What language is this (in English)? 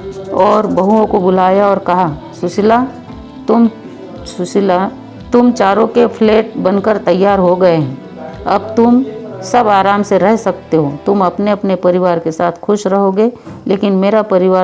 Hindi